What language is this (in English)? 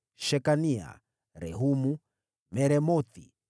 Swahili